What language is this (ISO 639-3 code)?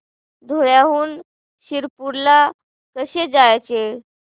mar